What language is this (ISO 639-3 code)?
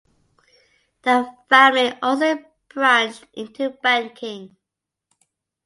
eng